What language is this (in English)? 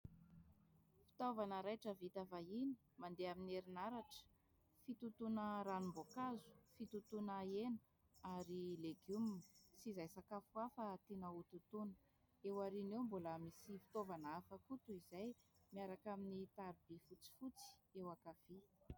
Malagasy